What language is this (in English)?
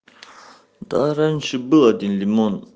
Russian